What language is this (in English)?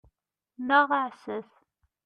Kabyle